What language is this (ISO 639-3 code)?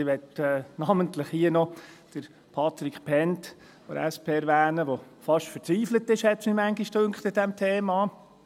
gsw